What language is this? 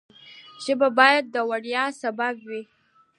Pashto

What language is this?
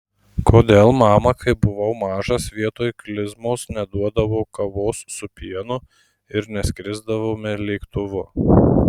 Lithuanian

